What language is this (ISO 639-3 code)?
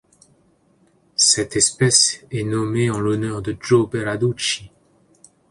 fra